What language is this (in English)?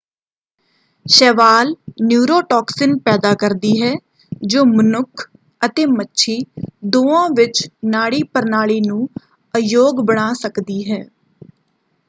Punjabi